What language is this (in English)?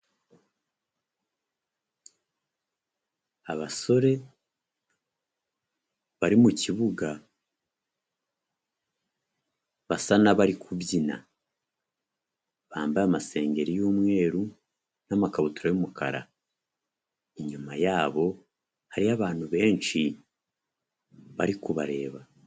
Kinyarwanda